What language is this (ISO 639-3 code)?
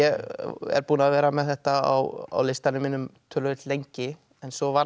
isl